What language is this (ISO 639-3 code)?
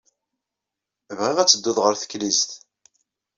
kab